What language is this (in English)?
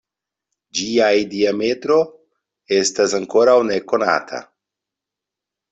Esperanto